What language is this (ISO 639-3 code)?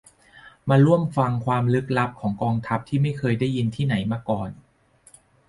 tha